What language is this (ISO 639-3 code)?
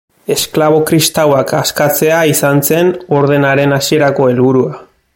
eus